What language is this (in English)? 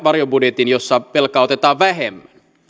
Finnish